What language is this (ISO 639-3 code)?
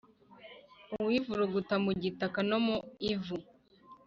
kin